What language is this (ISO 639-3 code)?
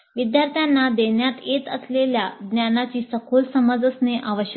mar